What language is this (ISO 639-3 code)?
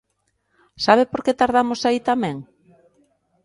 glg